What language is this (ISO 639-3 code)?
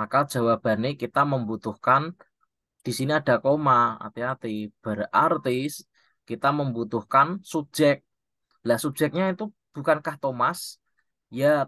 ind